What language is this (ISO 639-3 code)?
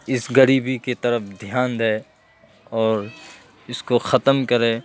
urd